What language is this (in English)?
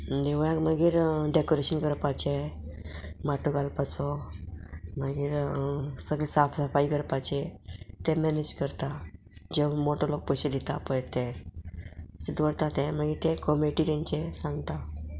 Konkani